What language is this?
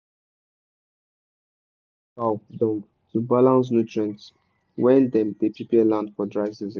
Nigerian Pidgin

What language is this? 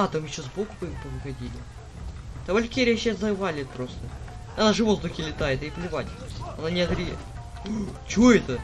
Russian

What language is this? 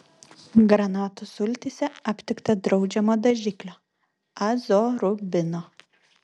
Lithuanian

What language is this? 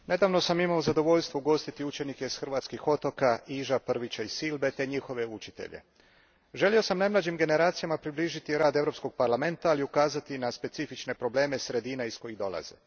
Croatian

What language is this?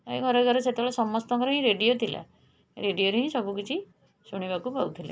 Odia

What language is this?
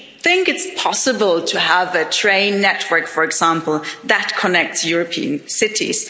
English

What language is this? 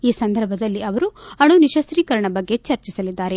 Kannada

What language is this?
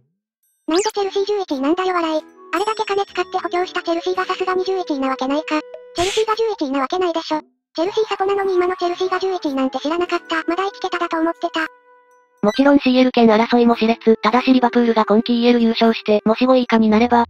Japanese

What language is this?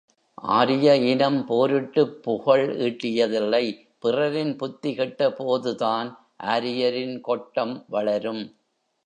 Tamil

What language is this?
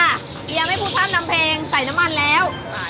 Thai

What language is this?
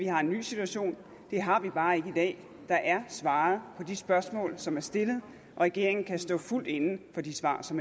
Danish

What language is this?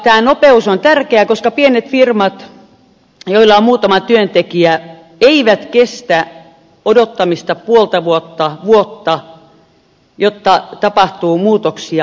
Finnish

